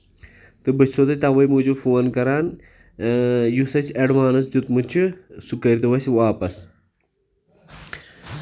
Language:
Kashmiri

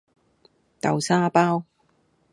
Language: Cantonese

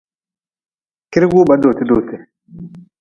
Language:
Nawdm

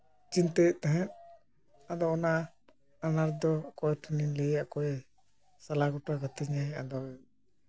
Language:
Santali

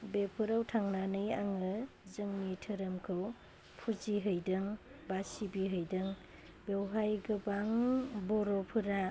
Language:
Bodo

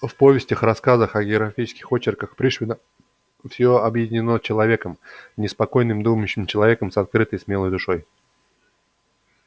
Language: Russian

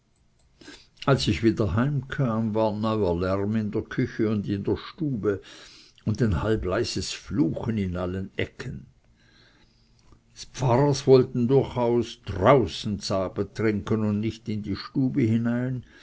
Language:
German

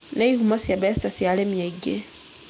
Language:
Kikuyu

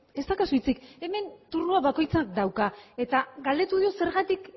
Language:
Basque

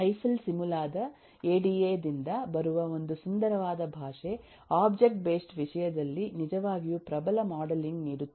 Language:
Kannada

